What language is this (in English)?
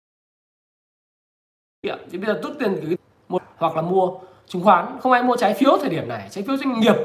Vietnamese